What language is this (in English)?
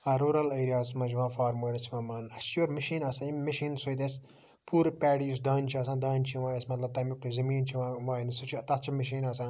Kashmiri